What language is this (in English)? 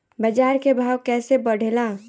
Bhojpuri